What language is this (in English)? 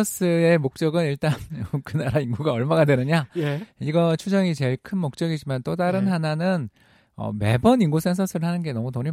Korean